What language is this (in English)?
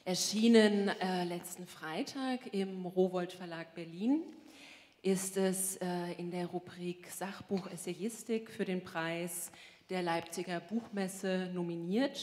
German